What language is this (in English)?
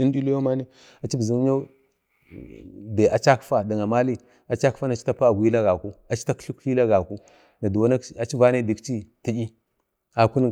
Bade